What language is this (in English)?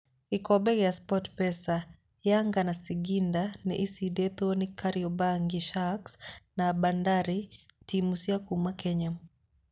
Kikuyu